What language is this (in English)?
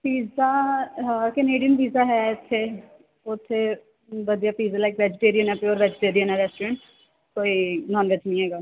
Punjabi